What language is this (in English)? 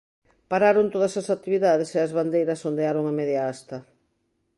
Galician